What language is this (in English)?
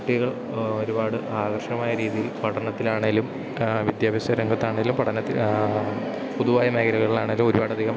Malayalam